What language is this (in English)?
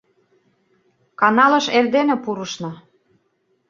Mari